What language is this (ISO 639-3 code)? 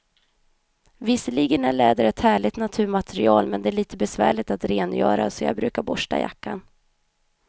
swe